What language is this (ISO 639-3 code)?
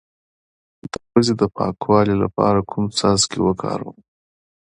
pus